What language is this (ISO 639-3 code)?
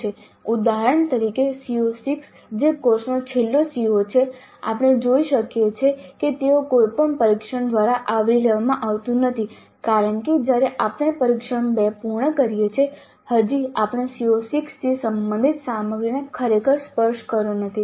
guj